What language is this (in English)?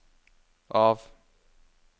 Norwegian